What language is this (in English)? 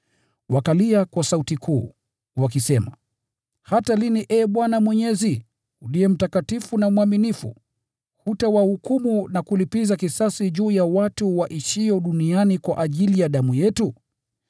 Swahili